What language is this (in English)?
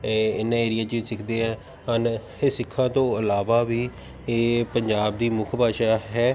Punjabi